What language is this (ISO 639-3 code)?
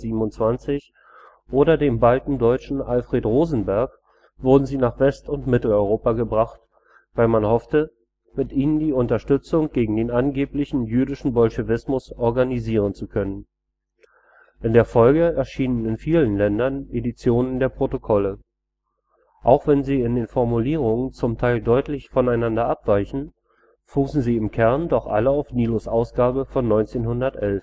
deu